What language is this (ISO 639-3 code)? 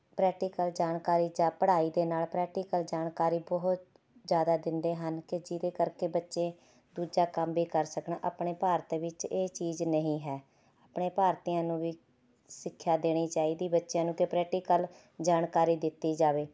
pan